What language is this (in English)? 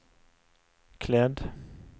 Swedish